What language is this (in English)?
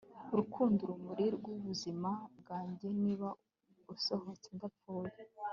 Kinyarwanda